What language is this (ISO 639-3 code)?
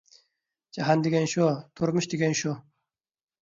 uig